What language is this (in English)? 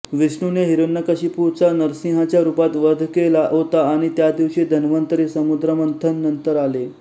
Marathi